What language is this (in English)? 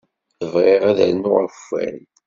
Kabyle